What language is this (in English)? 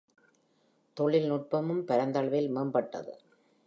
Tamil